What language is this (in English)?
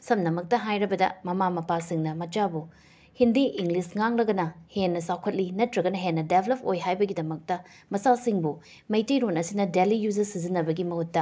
Manipuri